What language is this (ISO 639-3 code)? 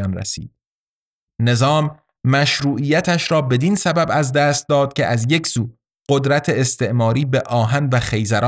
fas